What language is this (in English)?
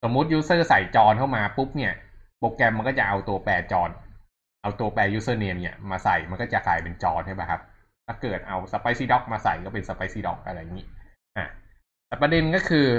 Thai